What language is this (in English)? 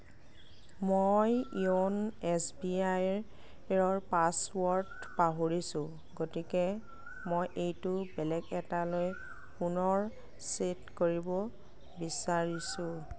Assamese